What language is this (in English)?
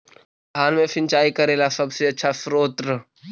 Magahi